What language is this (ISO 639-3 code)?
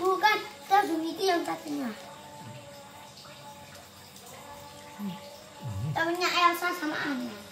ind